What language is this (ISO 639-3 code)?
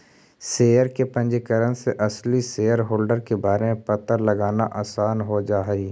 mag